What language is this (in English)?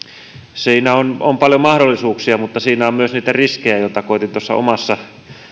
Finnish